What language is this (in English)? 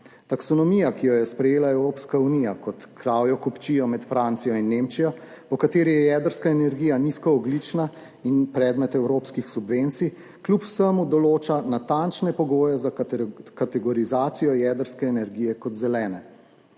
Slovenian